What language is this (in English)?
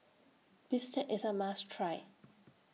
English